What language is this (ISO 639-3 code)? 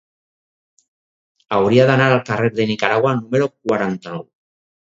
cat